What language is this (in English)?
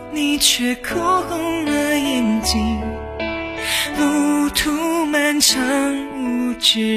Chinese